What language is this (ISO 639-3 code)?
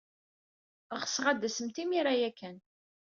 kab